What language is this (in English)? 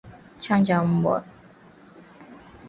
Swahili